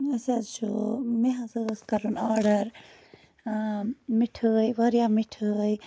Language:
Kashmiri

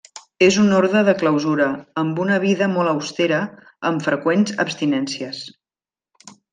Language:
Catalan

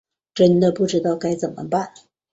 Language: Chinese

